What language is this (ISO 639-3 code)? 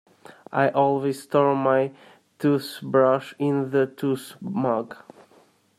eng